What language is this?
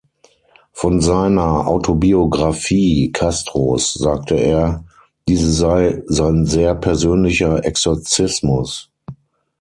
German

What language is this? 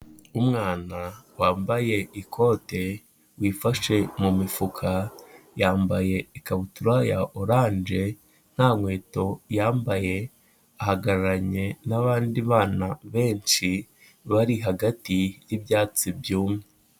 Kinyarwanda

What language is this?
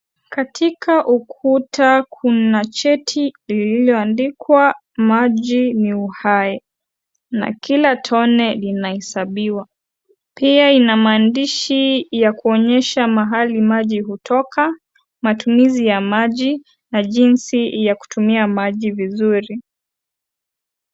Swahili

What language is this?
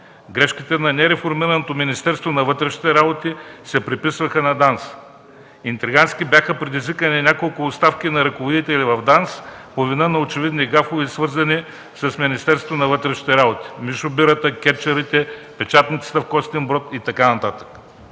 Bulgarian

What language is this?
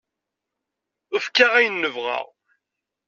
Kabyle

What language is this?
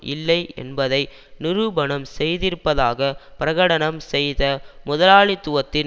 Tamil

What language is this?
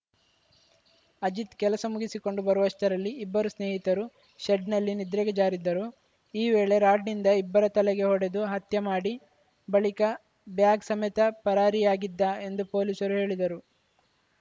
Kannada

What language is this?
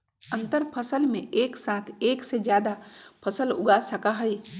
Magahi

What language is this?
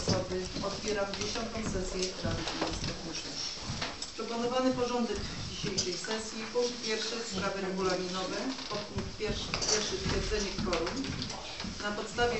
Polish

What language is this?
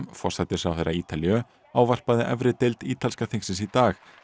Icelandic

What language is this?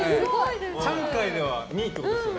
Japanese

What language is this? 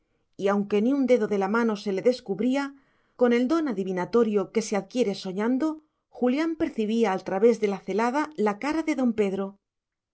Spanish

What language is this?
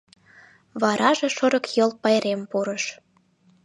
Mari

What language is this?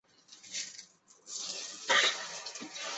Chinese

